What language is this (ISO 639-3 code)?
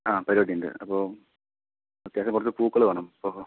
mal